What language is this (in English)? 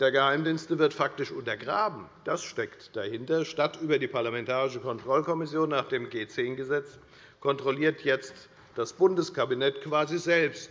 German